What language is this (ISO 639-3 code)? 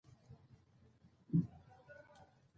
pus